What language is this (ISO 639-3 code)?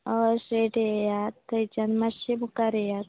kok